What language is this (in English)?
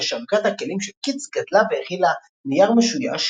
Hebrew